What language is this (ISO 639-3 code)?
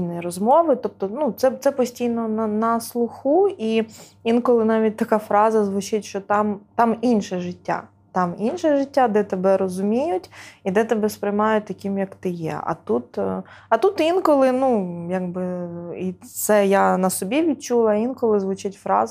ukr